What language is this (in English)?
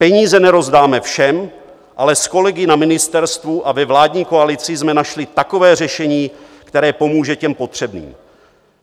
Czech